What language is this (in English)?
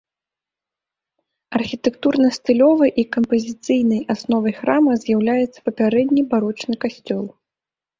Belarusian